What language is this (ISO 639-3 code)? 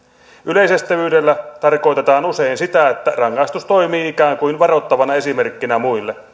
fin